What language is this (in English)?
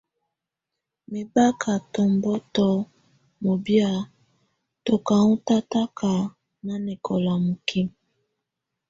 Tunen